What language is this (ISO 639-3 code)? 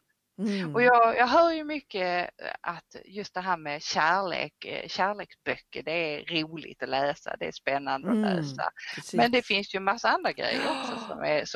swe